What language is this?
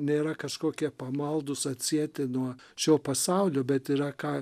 Lithuanian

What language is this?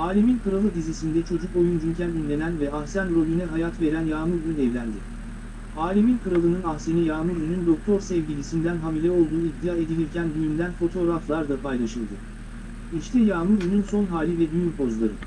Turkish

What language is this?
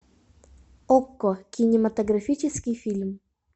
Russian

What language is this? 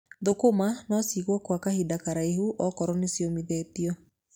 Kikuyu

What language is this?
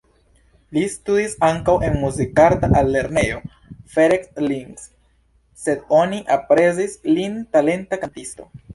Esperanto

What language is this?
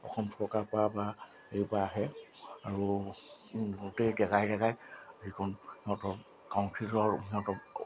Assamese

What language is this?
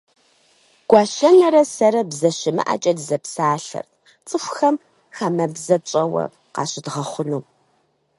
Kabardian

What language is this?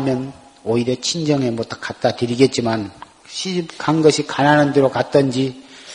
Korean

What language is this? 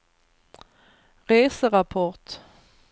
Swedish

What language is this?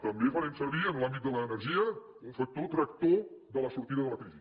Catalan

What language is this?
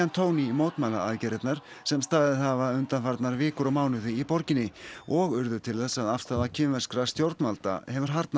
Icelandic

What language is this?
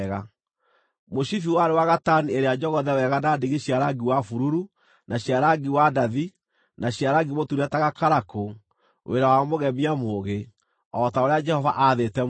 Kikuyu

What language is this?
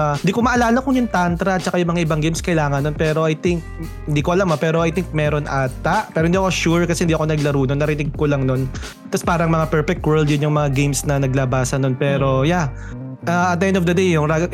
Filipino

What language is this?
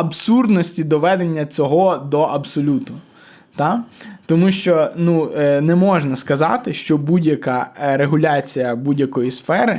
Ukrainian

